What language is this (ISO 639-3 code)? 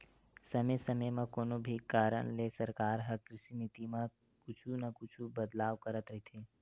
hne